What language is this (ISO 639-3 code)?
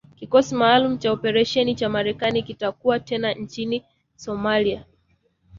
swa